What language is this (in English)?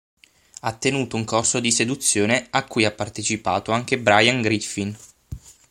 Italian